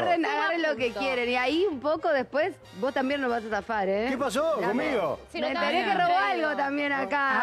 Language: Spanish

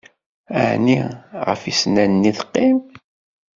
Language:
Kabyle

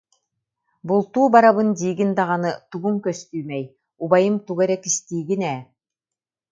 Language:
Yakut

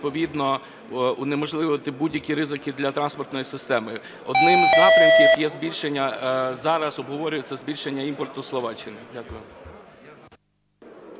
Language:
Ukrainian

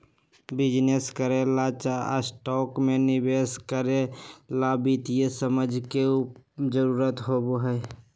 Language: Magahi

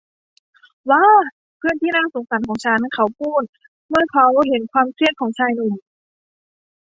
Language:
Thai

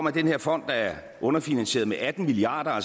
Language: Danish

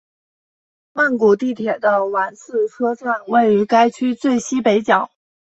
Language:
Chinese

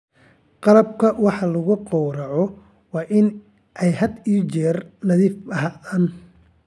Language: Somali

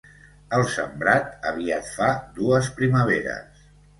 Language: Catalan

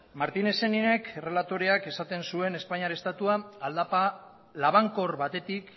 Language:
Basque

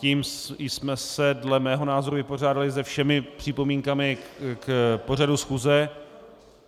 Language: Czech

